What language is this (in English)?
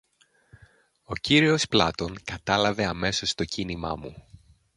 Greek